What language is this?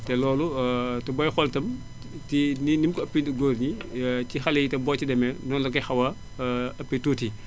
Wolof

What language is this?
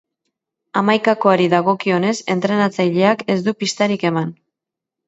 Basque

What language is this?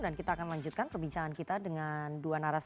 Indonesian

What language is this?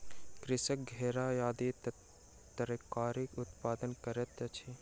Maithili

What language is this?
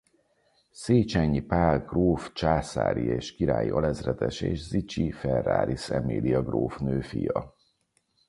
Hungarian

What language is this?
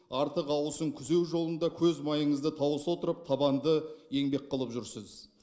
Kazakh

